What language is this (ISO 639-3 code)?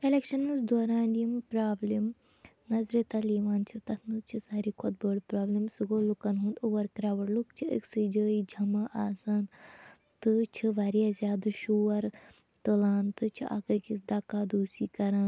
kas